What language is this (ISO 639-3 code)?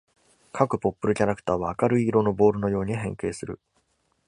jpn